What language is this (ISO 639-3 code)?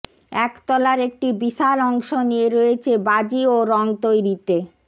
ben